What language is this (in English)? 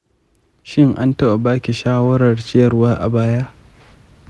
Hausa